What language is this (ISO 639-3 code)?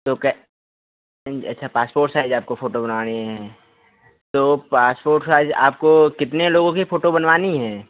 hin